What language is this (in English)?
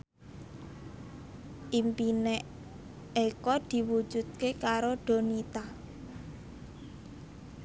Javanese